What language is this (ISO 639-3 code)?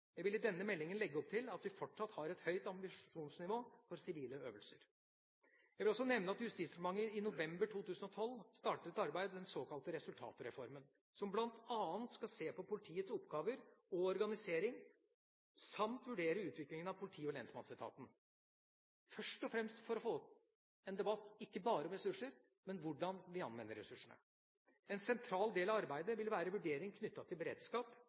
nob